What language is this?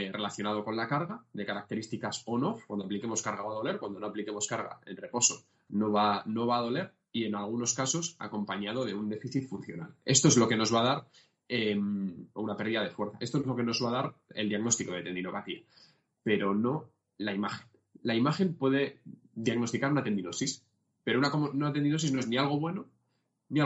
Spanish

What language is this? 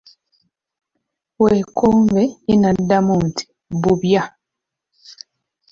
Ganda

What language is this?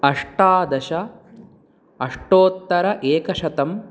Sanskrit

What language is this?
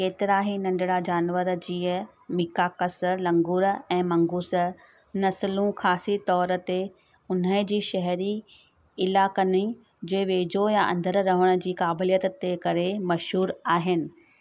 Sindhi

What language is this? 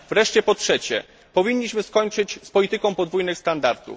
Polish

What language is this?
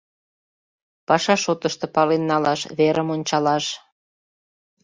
Mari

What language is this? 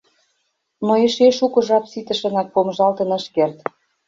Mari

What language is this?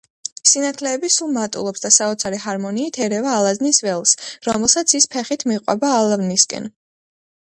Georgian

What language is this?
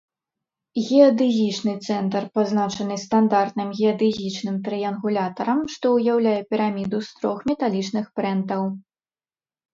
Belarusian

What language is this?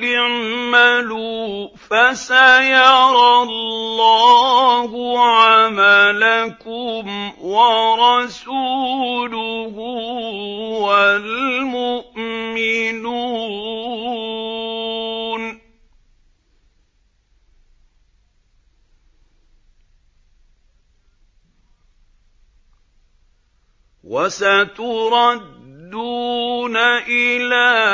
Arabic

